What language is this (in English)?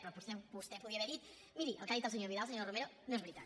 Catalan